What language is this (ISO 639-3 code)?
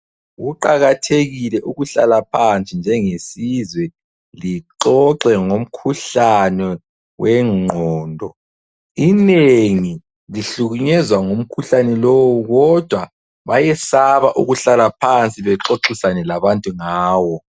nde